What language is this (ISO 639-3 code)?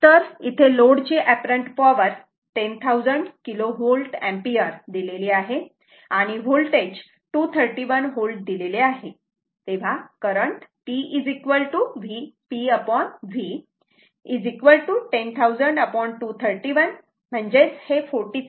mar